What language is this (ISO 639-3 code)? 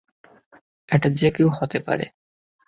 ben